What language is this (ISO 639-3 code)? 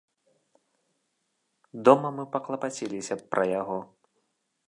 bel